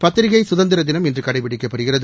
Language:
Tamil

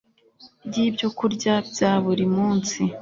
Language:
Kinyarwanda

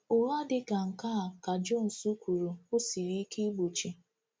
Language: Igbo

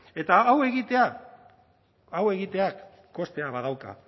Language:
Basque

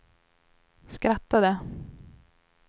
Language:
Swedish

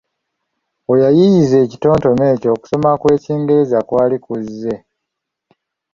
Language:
Ganda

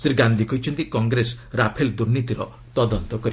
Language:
Odia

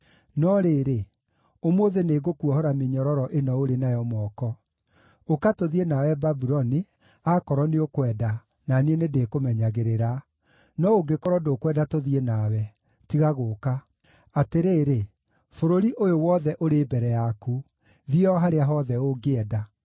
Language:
Kikuyu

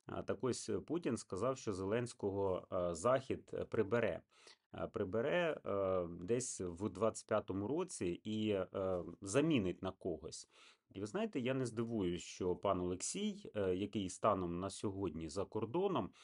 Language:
Ukrainian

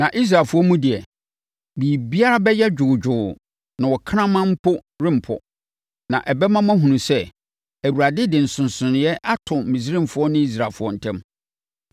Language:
Akan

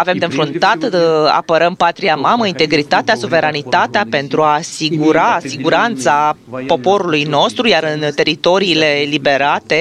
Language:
Romanian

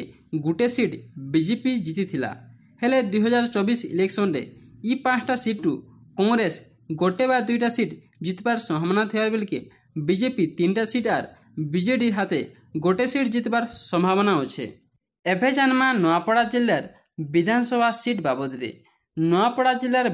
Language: Bangla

